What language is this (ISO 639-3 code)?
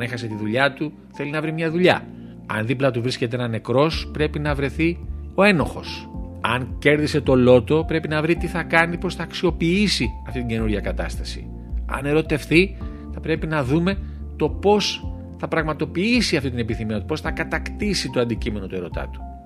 ell